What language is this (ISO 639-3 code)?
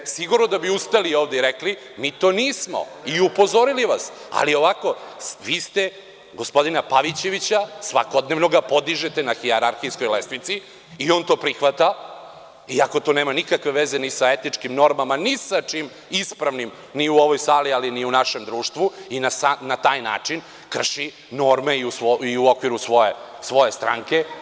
srp